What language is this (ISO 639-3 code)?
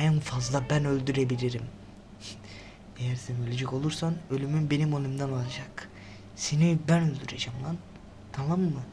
tur